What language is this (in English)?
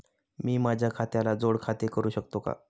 Marathi